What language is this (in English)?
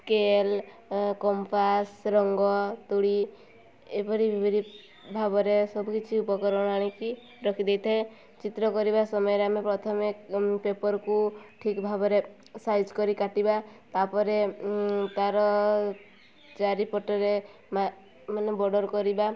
Odia